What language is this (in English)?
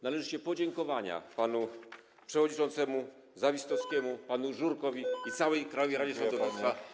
Polish